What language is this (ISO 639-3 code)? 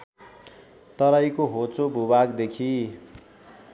nep